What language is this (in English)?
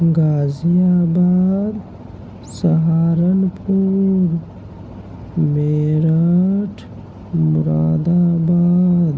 Urdu